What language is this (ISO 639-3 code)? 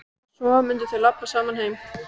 isl